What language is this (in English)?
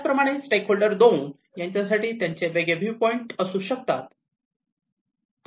Marathi